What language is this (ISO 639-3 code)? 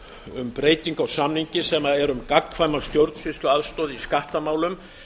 isl